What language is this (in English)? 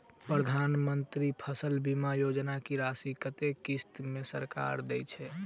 Maithili